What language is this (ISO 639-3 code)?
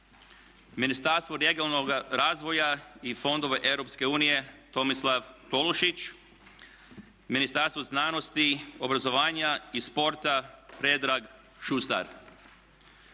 hrv